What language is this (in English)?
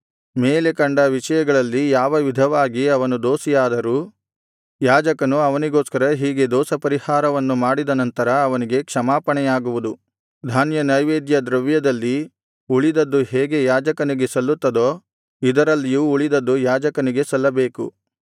Kannada